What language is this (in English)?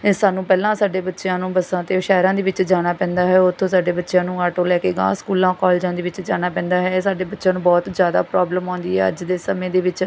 Punjabi